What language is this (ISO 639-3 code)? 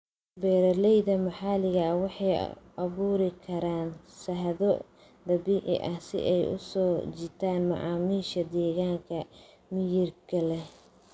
som